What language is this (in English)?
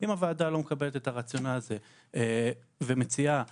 Hebrew